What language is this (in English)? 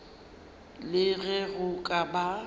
Northern Sotho